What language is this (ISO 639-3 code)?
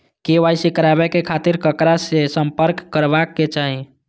mai